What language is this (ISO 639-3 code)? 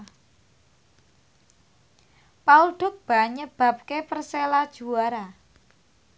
jav